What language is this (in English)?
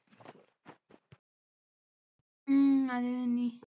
Malayalam